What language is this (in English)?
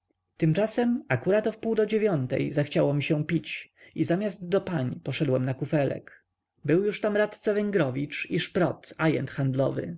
Polish